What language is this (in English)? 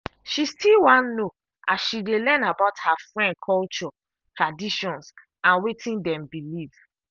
Nigerian Pidgin